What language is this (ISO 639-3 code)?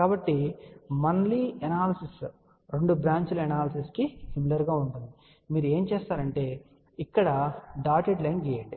tel